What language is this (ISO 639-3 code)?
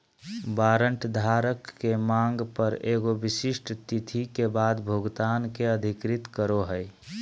mag